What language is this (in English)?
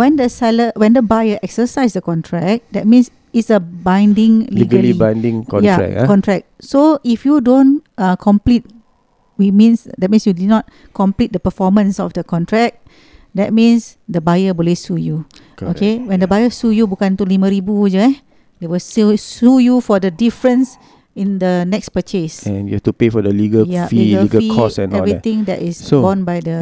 Malay